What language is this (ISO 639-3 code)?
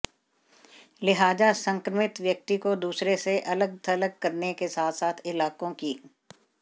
hin